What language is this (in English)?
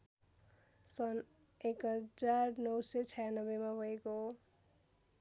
Nepali